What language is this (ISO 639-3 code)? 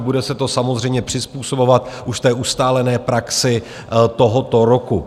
ces